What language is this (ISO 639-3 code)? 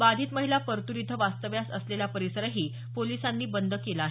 mar